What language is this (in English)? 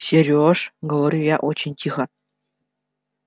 Russian